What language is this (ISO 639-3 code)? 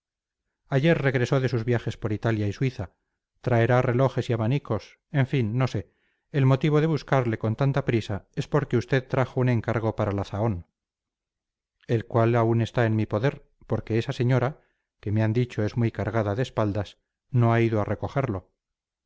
spa